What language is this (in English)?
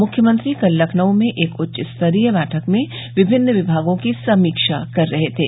Hindi